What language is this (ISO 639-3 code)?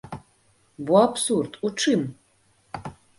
bel